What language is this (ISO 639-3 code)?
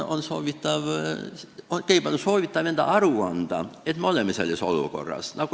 est